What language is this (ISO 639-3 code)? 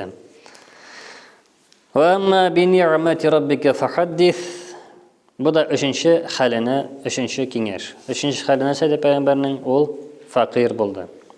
tur